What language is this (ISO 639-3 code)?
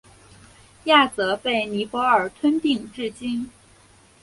zho